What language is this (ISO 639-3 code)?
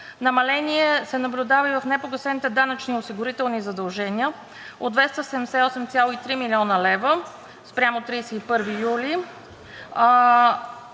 bul